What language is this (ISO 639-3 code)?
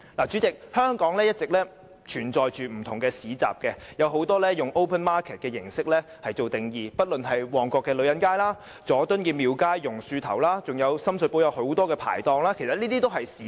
yue